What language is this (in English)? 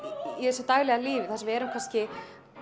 Icelandic